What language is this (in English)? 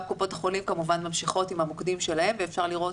Hebrew